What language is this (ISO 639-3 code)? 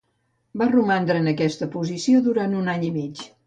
cat